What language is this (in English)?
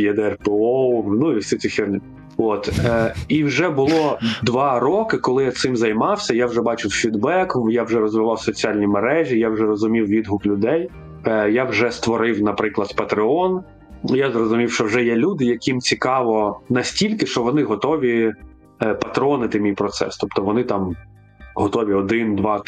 Ukrainian